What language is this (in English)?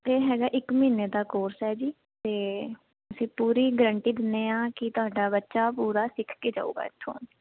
Punjabi